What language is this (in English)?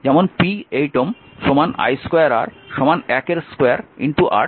Bangla